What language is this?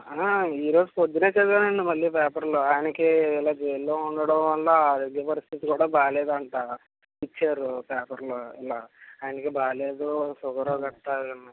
Telugu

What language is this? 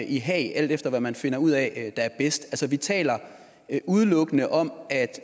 Danish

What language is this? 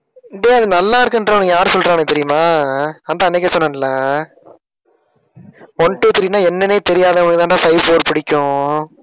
Tamil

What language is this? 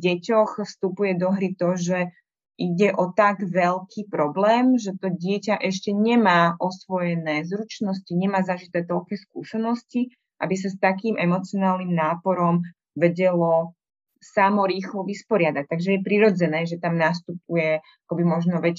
Slovak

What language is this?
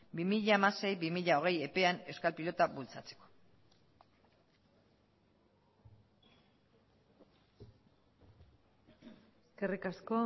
Basque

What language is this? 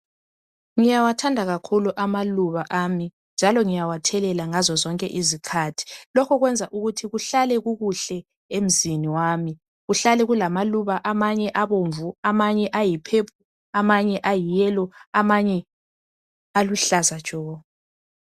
North Ndebele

